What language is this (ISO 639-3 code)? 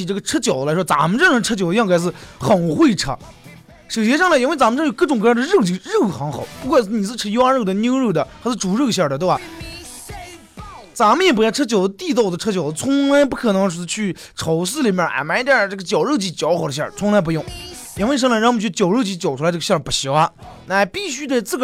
zho